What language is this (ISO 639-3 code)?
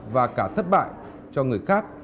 vie